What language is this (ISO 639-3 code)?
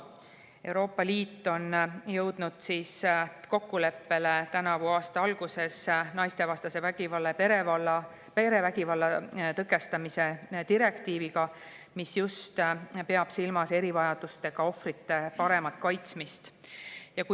est